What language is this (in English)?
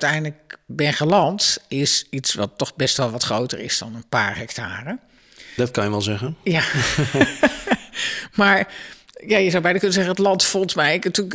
Dutch